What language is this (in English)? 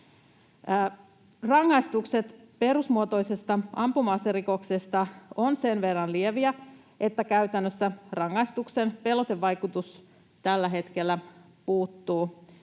Finnish